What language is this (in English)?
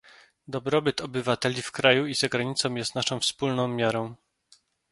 Polish